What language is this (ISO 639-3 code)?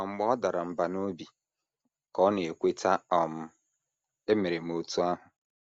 ibo